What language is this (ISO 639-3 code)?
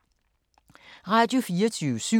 dan